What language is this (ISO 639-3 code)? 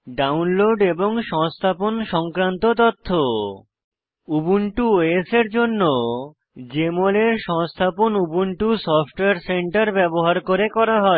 ben